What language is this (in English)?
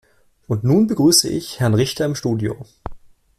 German